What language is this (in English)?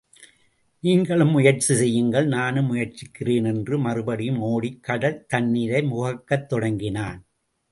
Tamil